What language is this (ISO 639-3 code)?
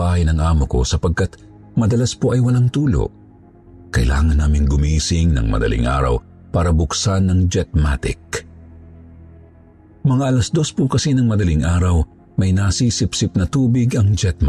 fil